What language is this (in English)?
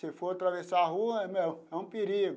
Portuguese